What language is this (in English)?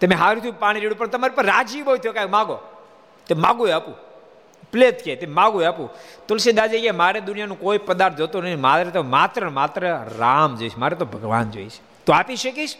Gujarati